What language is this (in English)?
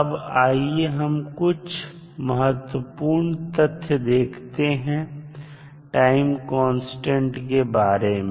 Hindi